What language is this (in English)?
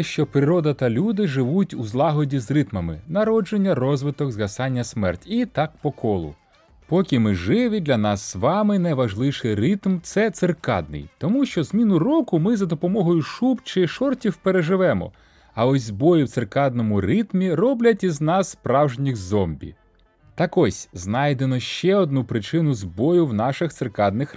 Ukrainian